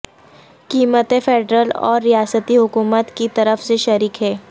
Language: Urdu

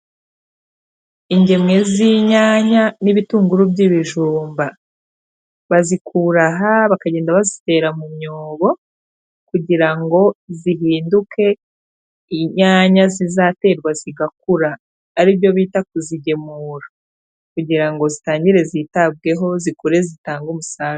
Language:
Kinyarwanda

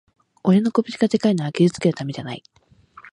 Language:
Japanese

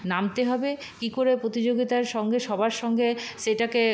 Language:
Bangla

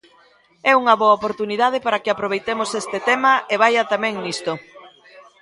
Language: Galician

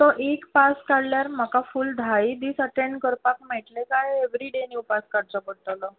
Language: Konkani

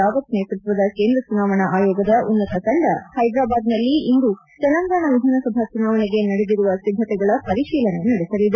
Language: Kannada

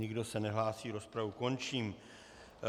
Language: Czech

